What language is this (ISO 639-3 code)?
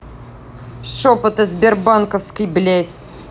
rus